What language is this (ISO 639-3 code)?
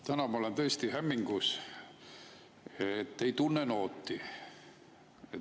est